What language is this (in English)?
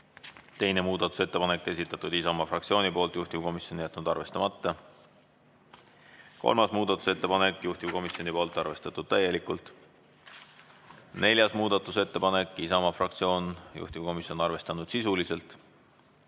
Estonian